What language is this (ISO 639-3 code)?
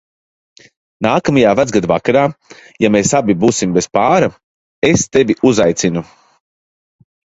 lav